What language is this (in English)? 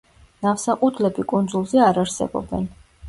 Georgian